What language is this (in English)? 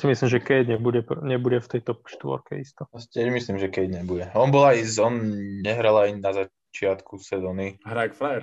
Slovak